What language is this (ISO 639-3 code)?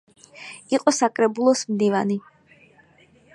kat